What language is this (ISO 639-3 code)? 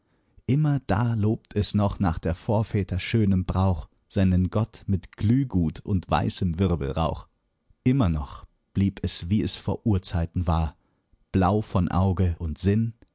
deu